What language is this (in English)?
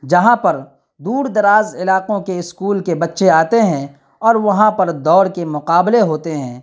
Urdu